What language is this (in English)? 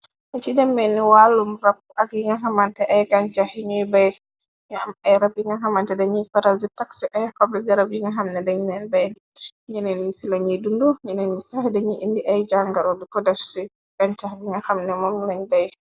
Wolof